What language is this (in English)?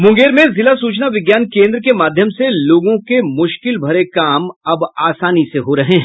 Hindi